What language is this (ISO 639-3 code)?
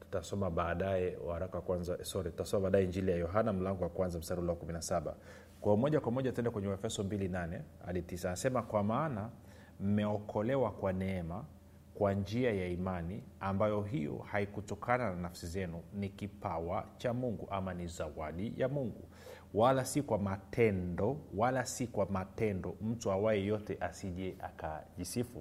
swa